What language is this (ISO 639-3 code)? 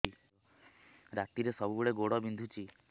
ori